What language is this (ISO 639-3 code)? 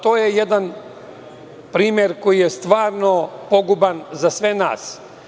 srp